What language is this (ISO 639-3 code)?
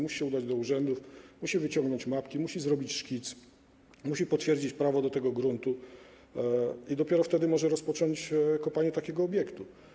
pol